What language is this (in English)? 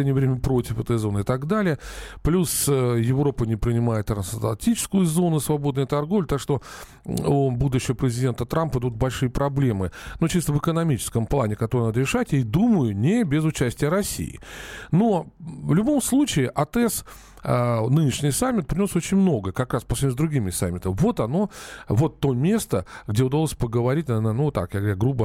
Russian